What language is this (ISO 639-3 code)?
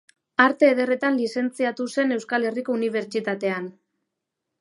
eus